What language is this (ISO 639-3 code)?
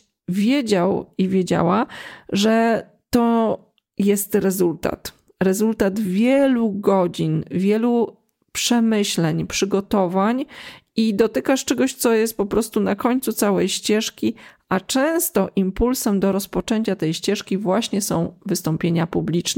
pol